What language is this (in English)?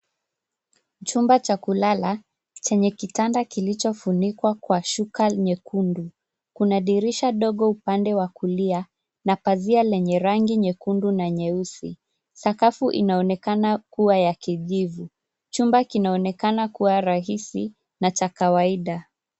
Swahili